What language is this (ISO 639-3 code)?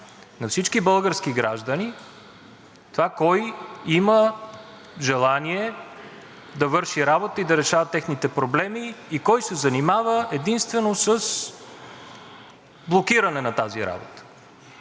bul